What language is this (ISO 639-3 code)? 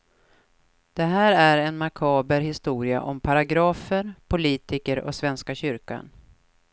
swe